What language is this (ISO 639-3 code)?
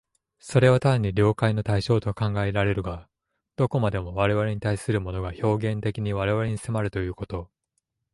jpn